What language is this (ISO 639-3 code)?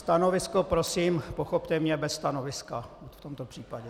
ces